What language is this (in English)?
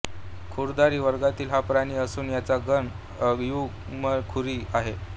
Marathi